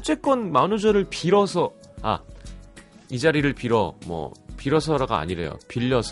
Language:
Korean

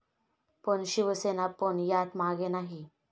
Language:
Marathi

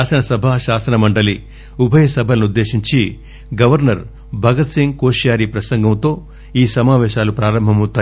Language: Telugu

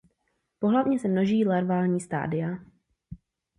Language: Czech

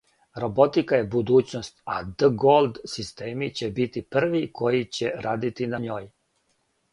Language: Serbian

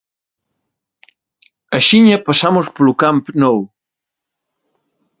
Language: Galician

